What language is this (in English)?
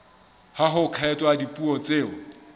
Southern Sotho